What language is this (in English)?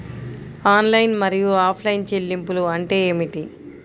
Telugu